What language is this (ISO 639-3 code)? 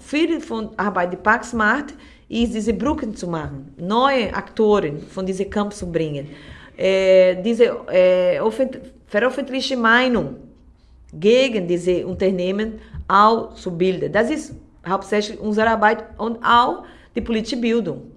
deu